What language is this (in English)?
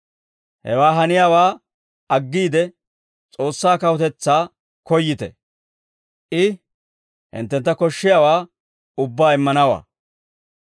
Dawro